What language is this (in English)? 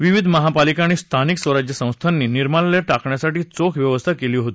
Marathi